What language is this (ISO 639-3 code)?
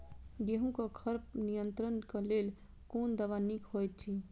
mai